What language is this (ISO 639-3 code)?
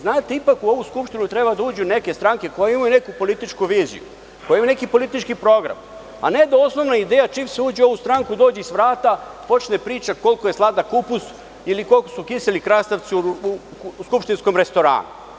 srp